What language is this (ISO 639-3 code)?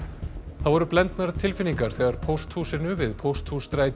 isl